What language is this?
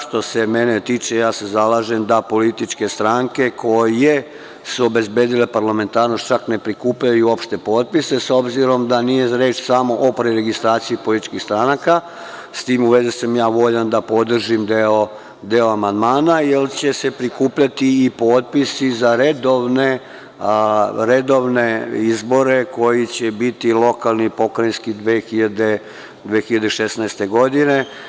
Serbian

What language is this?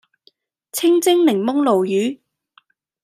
Cantonese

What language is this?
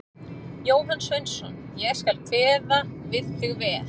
Icelandic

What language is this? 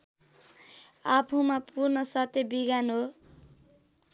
Nepali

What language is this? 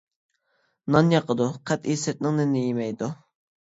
Uyghur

